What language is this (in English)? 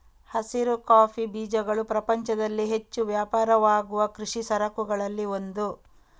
Kannada